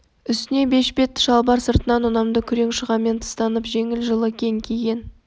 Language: Kazakh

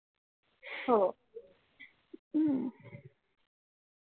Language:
Marathi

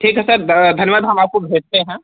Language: Hindi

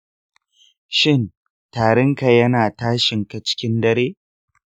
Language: Hausa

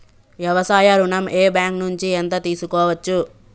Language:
Telugu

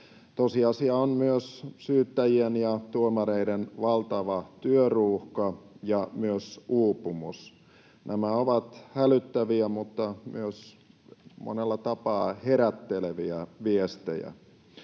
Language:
Finnish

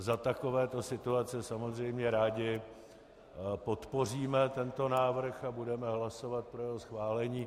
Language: Czech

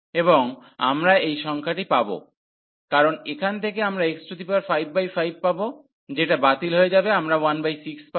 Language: Bangla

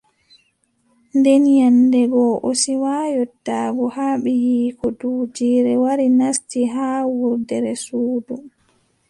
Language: Adamawa Fulfulde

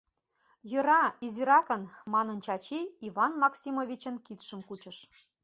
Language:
Mari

